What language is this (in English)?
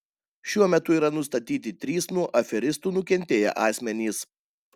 Lithuanian